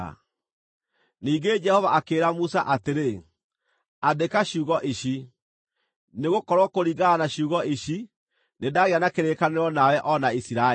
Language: Kikuyu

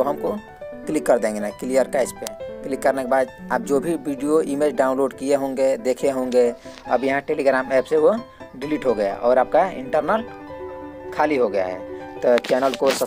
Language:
Hindi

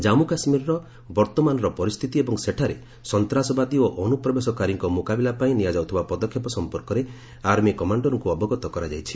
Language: Odia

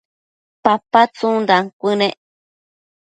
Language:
Matsés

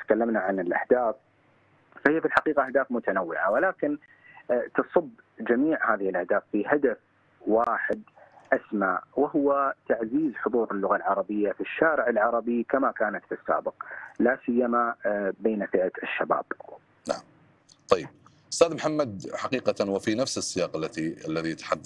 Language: Arabic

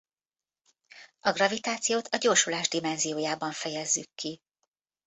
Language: Hungarian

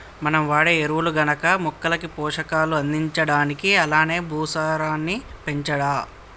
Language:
Telugu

